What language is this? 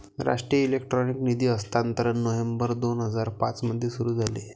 Marathi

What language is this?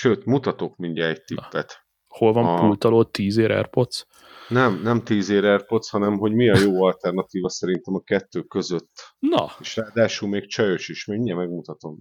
Hungarian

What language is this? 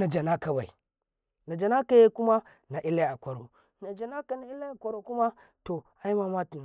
Karekare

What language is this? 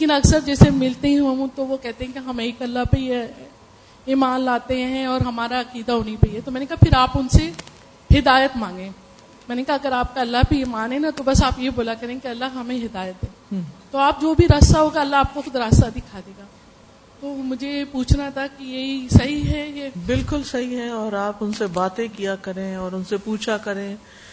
Urdu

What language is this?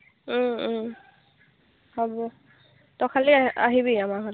Assamese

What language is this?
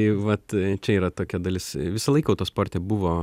Lithuanian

